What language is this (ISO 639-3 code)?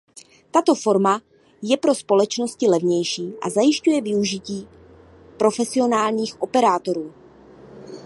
ces